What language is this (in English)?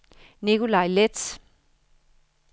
Danish